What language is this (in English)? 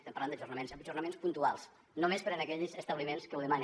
Catalan